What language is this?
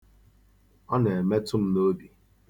Igbo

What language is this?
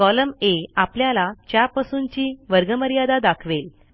Marathi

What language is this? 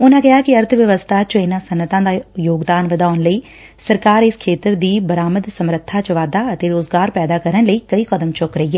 Punjabi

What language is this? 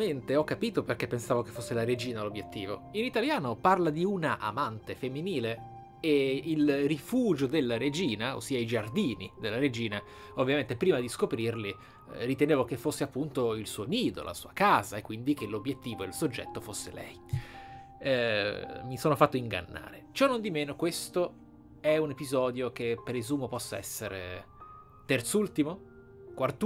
Italian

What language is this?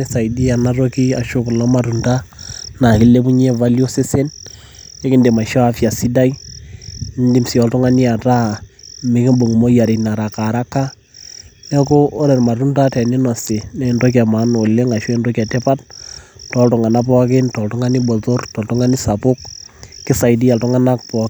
Masai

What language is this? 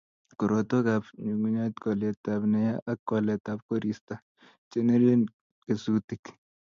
Kalenjin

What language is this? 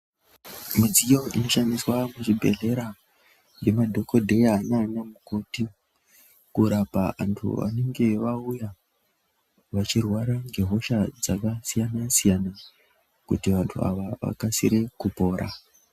Ndau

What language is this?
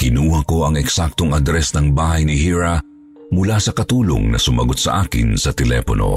Filipino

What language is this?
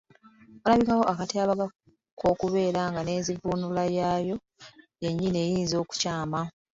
Ganda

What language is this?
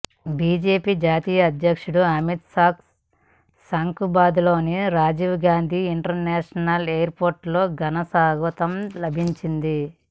Telugu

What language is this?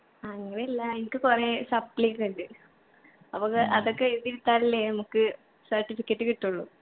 Malayalam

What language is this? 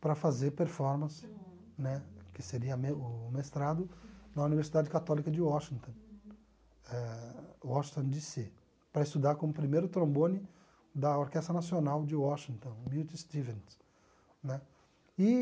Portuguese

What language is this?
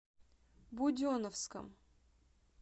Russian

